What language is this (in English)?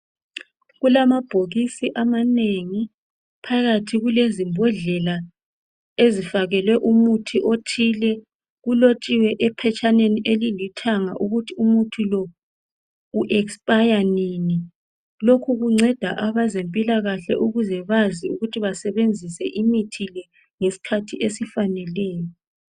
North Ndebele